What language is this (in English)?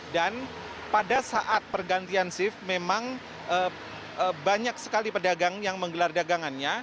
Indonesian